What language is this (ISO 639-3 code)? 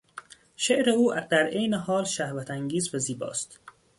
fas